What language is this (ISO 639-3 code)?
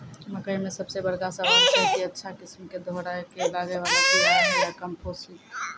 mai